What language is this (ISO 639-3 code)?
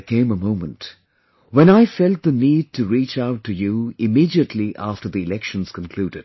eng